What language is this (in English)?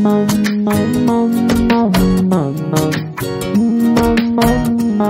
Persian